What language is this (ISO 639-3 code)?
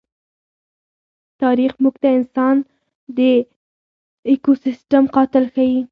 pus